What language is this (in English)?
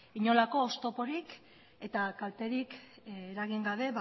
Basque